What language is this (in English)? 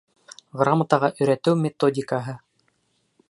Bashkir